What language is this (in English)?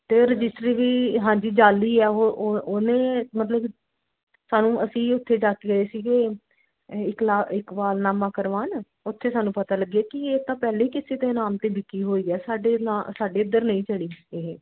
Punjabi